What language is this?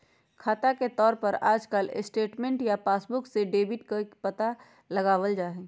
Magahi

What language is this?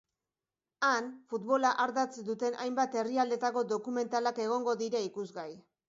Basque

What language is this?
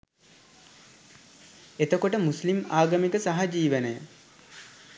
Sinhala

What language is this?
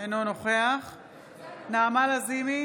Hebrew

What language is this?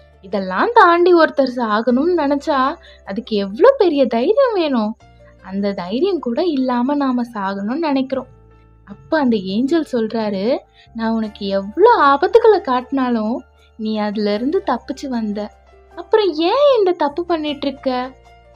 Arabic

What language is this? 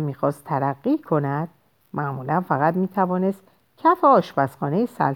Persian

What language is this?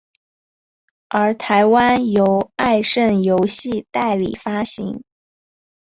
Chinese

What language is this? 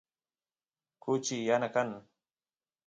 Santiago del Estero Quichua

